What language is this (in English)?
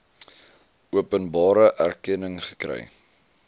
Afrikaans